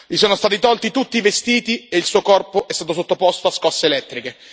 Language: Italian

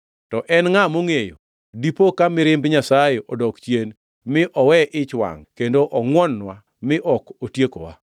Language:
Luo (Kenya and Tanzania)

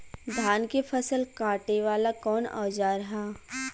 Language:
Bhojpuri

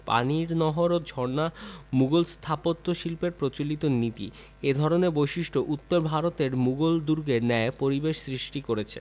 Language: Bangla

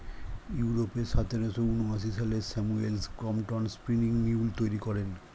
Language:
Bangla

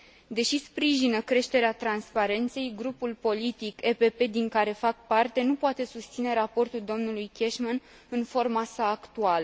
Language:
Romanian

